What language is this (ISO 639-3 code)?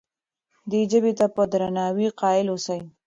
pus